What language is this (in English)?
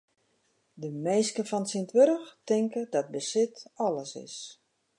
Western Frisian